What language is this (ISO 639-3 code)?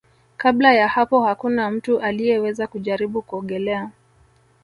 swa